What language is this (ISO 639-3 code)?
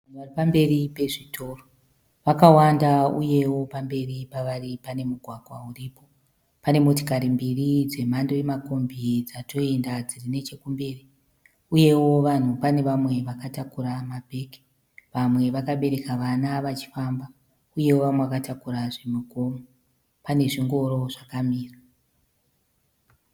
sna